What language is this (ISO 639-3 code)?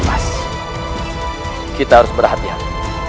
ind